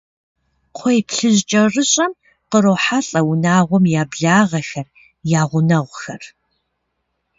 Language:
Kabardian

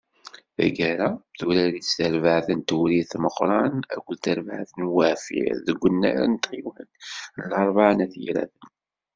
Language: Kabyle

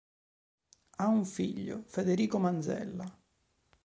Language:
Italian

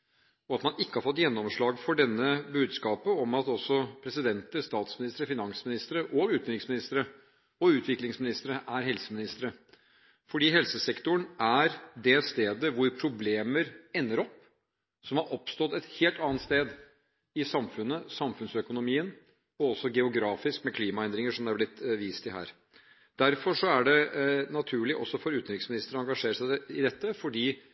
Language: Norwegian Bokmål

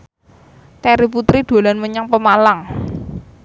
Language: Javanese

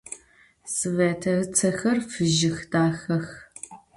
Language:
Adyghe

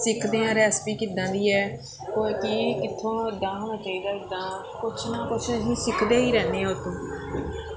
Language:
Punjabi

